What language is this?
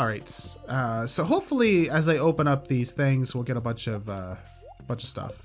English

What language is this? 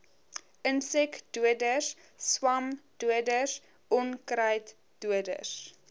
Afrikaans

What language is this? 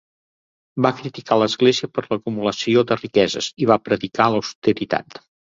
Catalan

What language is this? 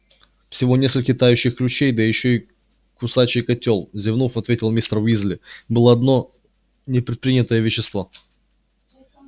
Russian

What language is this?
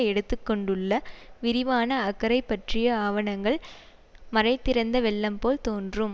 Tamil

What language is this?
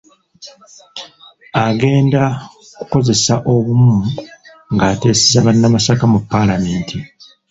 Ganda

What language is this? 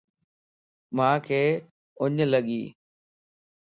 Lasi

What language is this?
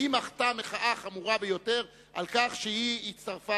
Hebrew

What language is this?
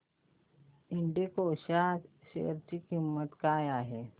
Marathi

